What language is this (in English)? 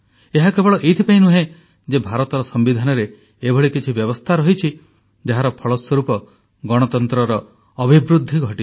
Odia